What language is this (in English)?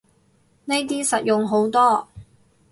Cantonese